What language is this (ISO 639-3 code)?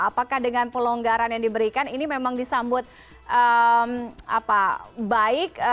ind